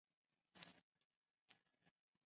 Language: Chinese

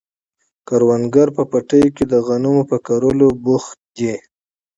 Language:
Pashto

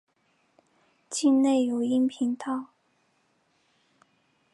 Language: Chinese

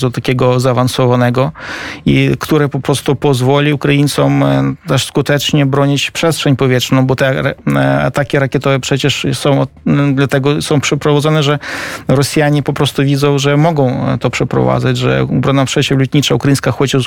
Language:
Polish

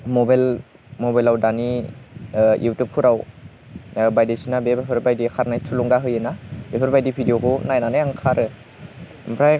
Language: Bodo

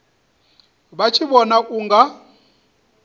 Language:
Venda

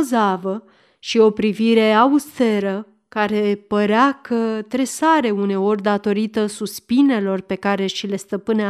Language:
Romanian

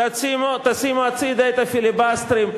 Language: Hebrew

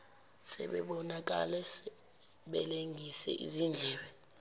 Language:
Zulu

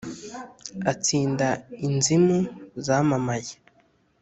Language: Kinyarwanda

